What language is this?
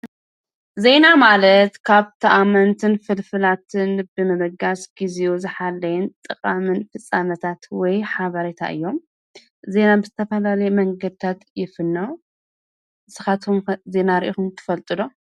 Tigrinya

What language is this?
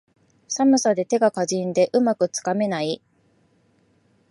Japanese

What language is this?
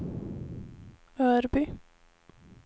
Swedish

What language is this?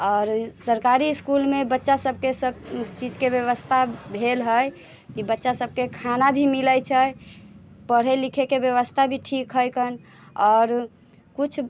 Maithili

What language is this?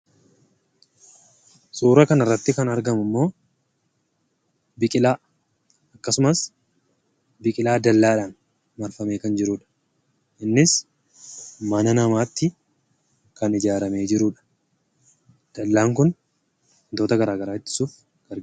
Oromo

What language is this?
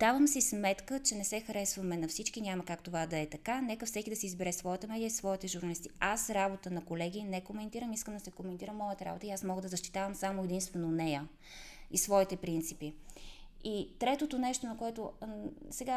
Bulgarian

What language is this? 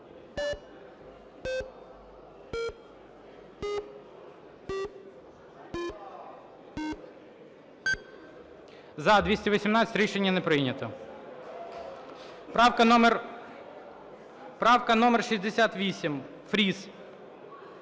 Ukrainian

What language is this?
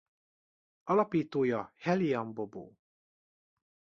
Hungarian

